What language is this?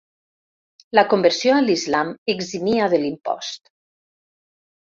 Catalan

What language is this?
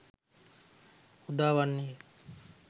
Sinhala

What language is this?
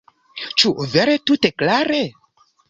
Esperanto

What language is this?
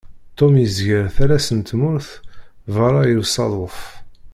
Kabyle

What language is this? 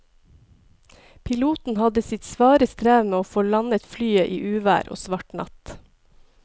Norwegian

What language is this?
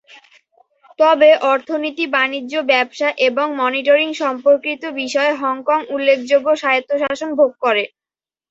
Bangla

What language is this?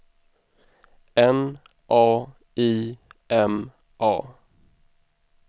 Swedish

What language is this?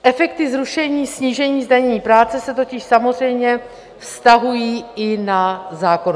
Czech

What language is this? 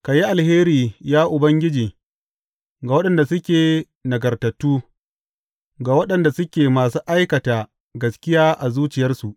Hausa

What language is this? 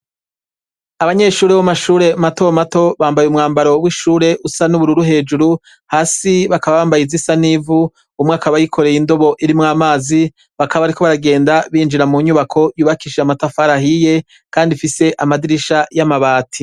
Rundi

